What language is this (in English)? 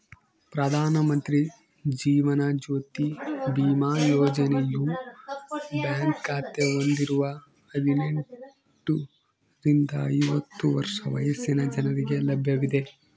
Kannada